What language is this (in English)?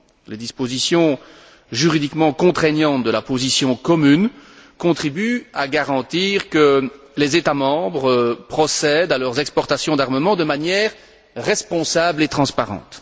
French